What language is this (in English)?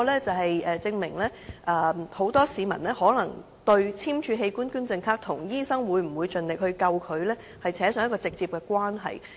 Cantonese